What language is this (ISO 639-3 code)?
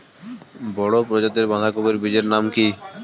ben